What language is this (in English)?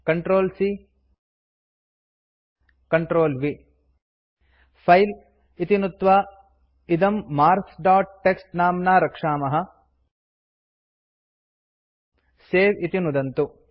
Sanskrit